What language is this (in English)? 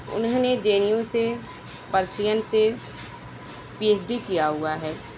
Urdu